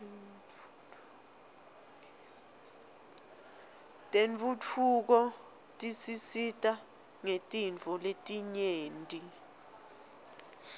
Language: Swati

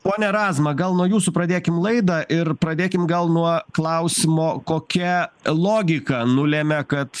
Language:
Lithuanian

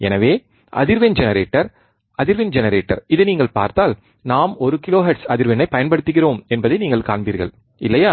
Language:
Tamil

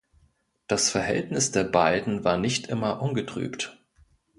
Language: German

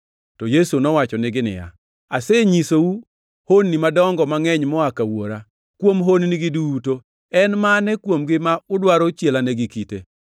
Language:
Luo (Kenya and Tanzania)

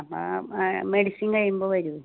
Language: Malayalam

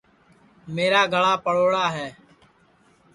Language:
Sansi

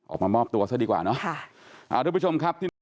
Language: Thai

